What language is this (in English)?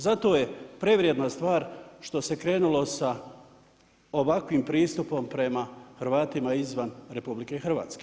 Croatian